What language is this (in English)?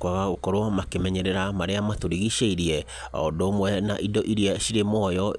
Kikuyu